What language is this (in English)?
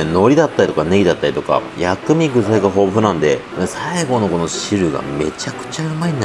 Japanese